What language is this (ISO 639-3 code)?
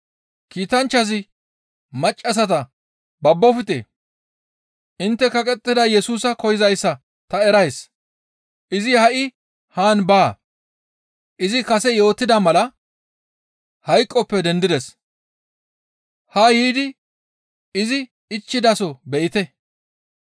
gmv